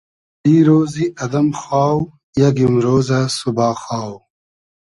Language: Hazaragi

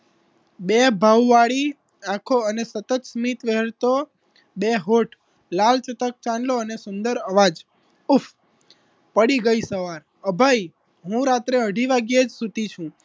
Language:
Gujarati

